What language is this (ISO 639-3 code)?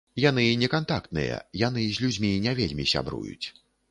bel